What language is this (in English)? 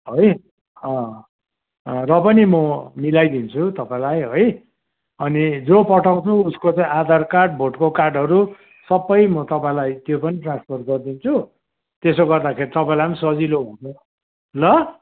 Nepali